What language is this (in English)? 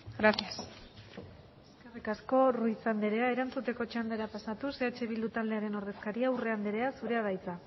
Basque